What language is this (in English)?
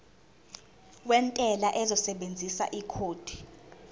Zulu